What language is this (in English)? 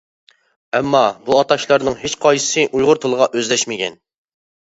Uyghur